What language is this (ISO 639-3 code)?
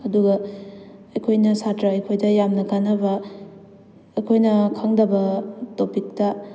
mni